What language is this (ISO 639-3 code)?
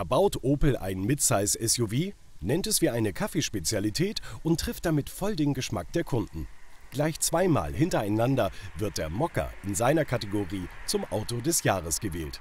deu